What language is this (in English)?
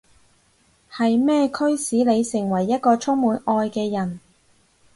Cantonese